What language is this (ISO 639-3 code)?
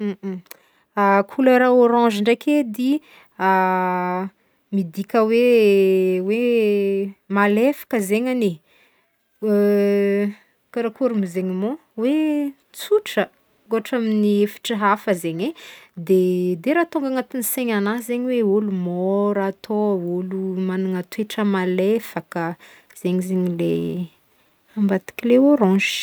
bmm